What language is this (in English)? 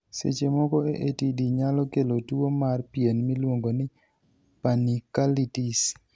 Luo (Kenya and Tanzania)